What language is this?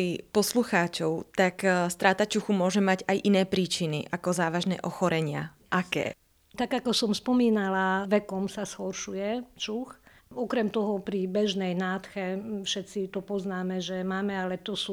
Slovak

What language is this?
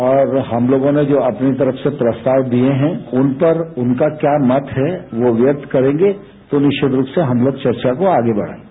Hindi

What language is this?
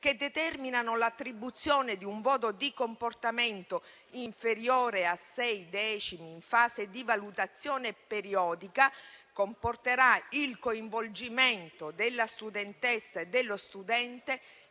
Italian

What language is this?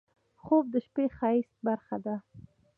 Pashto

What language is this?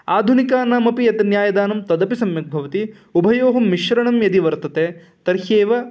Sanskrit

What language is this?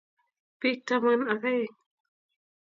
Kalenjin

